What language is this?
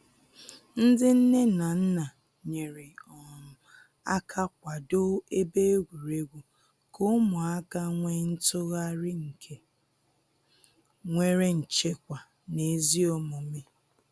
Igbo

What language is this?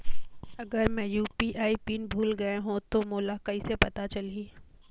Chhattisgarhi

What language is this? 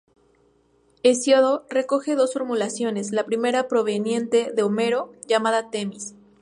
Spanish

